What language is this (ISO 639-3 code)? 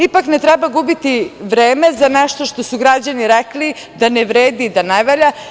srp